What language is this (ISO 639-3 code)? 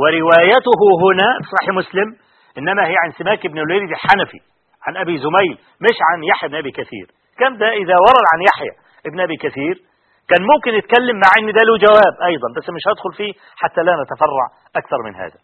ara